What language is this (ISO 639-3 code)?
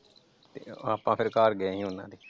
pan